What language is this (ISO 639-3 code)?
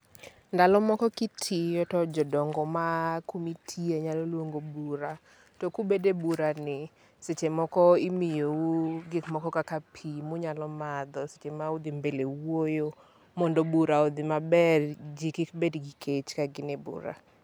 luo